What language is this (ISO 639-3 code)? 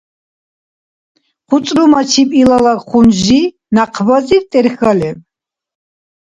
dar